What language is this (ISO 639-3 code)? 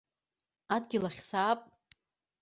abk